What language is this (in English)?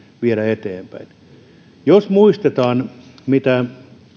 Finnish